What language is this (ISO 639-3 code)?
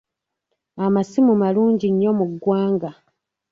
lug